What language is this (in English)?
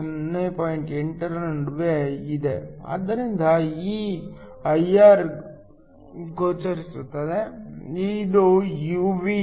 Kannada